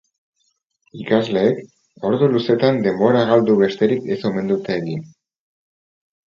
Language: Basque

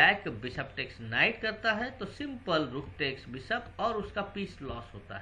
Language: Hindi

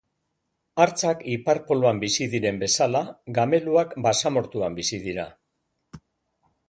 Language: Basque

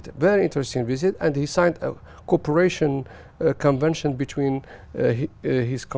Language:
Vietnamese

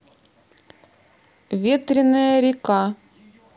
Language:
Russian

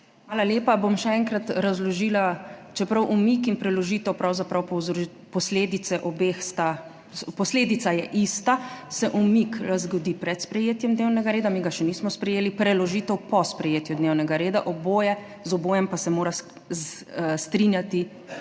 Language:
Slovenian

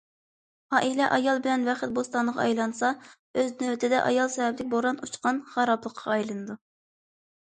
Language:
Uyghur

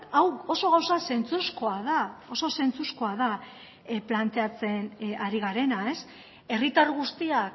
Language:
Basque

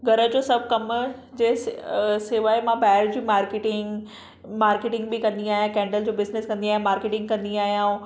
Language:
Sindhi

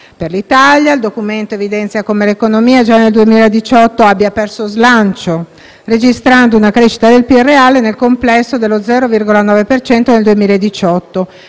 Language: Italian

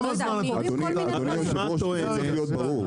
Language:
Hebrew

